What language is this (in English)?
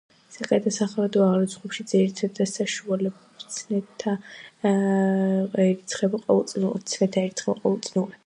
Georgian